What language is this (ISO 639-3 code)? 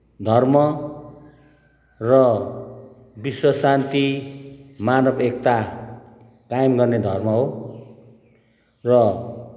nep